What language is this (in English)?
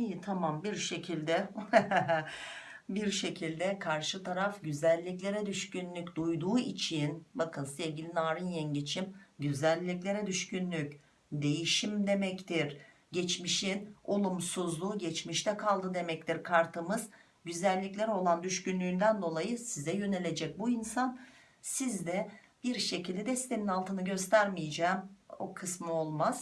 Turkish